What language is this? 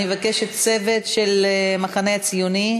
Hebrew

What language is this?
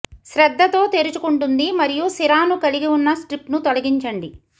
Telugu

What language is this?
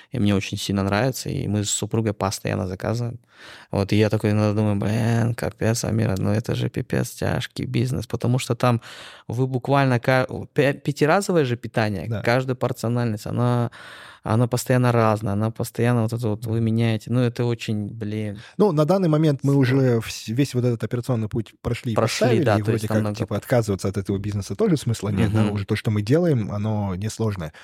Russian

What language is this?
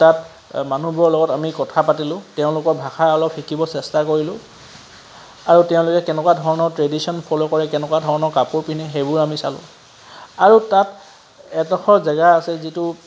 Assamese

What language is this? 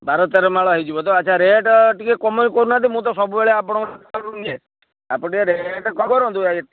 Odia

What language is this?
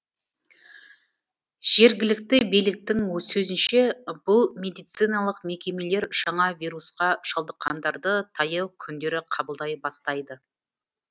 Kazakh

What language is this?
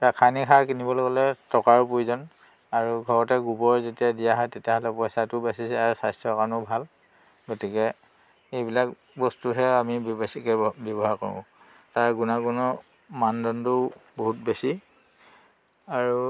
Assamese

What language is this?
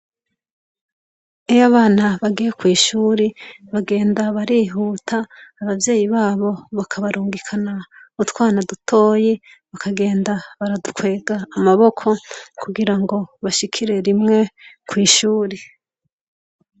Rundi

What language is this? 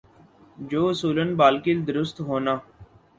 Urdu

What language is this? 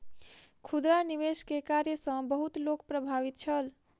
Maithili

